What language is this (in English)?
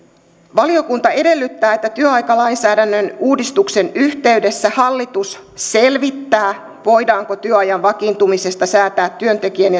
Finnish